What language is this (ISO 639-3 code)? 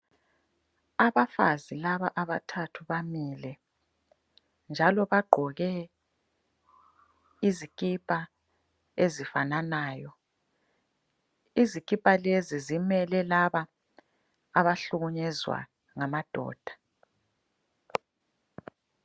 nde